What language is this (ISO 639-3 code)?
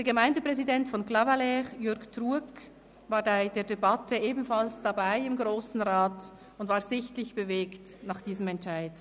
gsw